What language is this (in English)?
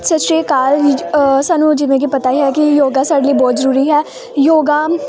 Punjabi